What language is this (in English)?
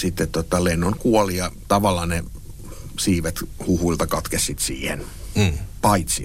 Finnish